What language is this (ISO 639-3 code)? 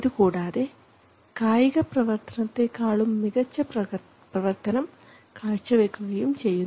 mal